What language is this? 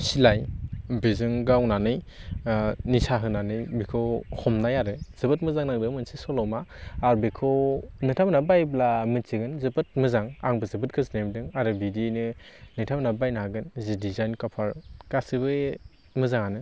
Bodo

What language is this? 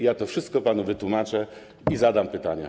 Polish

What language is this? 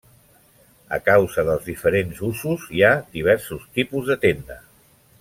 Catalan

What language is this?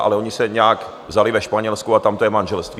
Czech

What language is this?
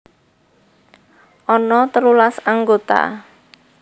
Javanese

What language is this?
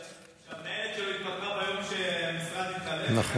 Hebrew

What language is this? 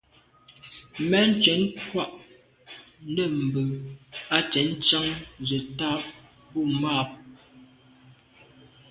Medumba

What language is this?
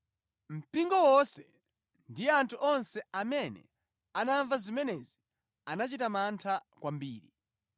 Nyanja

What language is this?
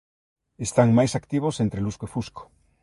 Galician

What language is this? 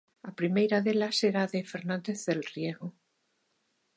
Galician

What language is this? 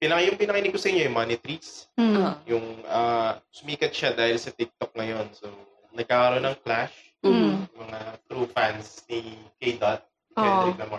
Filipino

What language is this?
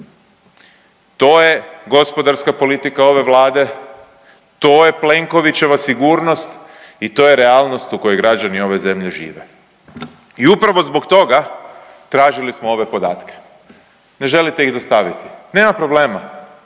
Croatian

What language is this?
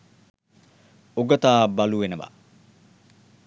Sinhala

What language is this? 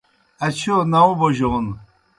Kohistani Shina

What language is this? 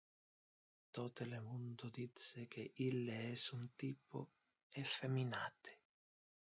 Interlingua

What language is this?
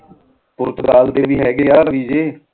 Punjabi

